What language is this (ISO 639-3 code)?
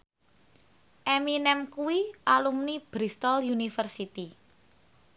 jav